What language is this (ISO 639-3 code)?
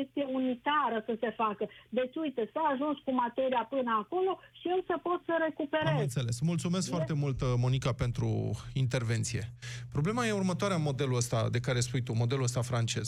ron